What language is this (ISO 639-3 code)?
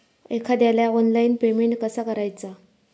mar